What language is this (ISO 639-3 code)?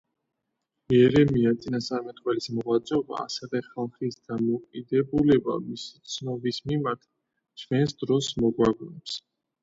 kat